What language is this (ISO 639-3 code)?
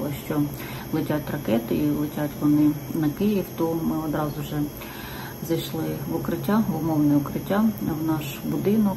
ukr